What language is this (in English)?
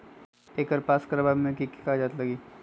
Magahi